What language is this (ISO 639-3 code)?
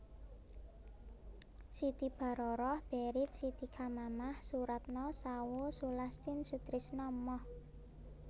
jav